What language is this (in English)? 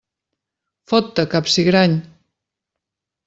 Catalan